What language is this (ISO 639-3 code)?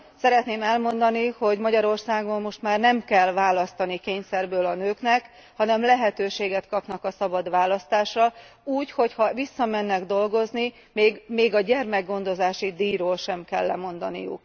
hun